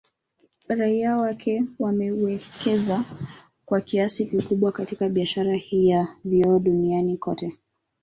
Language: Swahili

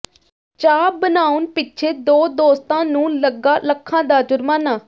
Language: Punjabi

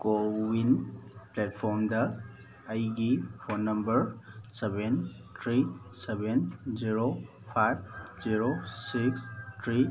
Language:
Manipuri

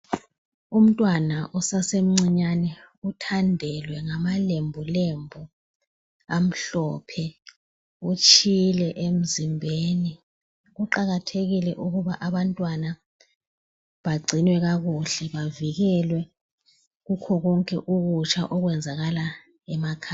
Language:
North Ndebele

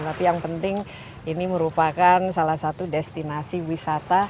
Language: Indonesian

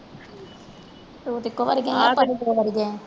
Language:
Punjabi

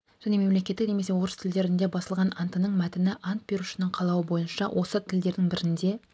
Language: Kazakh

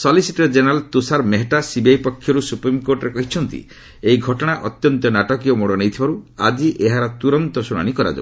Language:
Odia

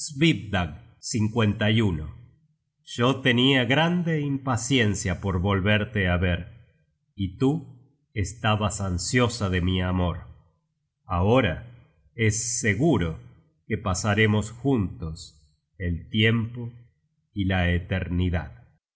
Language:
Spanish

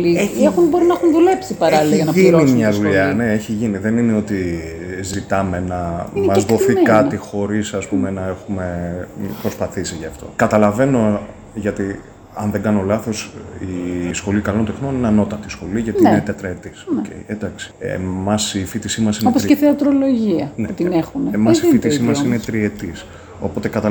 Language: Greek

